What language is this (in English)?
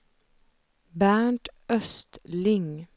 Swedish